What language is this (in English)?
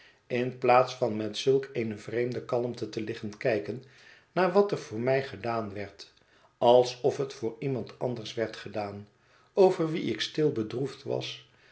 Dutch